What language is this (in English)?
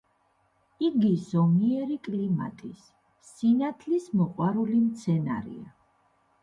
Georgian